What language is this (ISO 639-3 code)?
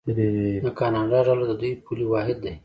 pus